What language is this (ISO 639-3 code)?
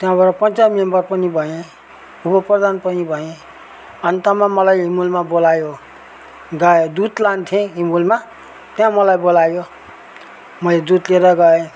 nep